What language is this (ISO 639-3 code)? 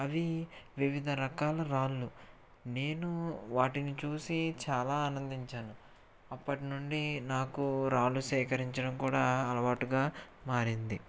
tel